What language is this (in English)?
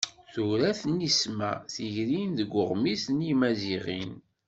Kabyle